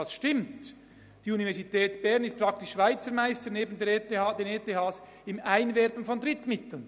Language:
Swiss German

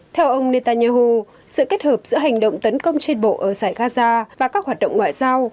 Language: Vietnamese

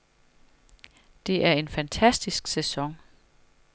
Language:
Danish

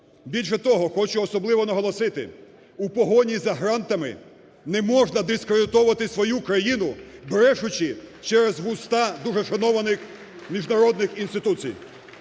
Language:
Ukrainian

